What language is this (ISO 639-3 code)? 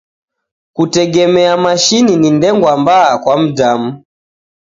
dav